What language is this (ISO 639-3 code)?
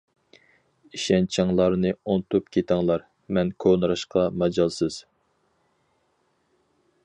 uig